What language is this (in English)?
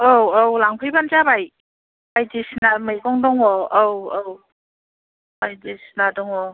Bodo